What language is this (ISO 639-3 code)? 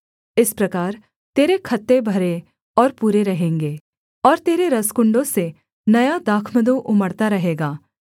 hin